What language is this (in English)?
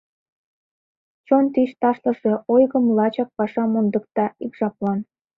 Mari